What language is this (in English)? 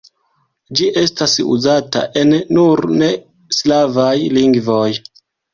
Esperanto